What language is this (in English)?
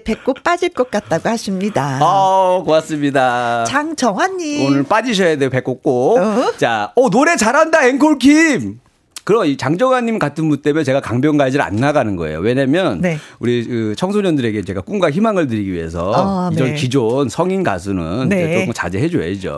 Korean